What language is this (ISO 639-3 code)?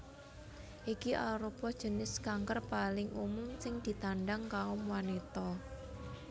jav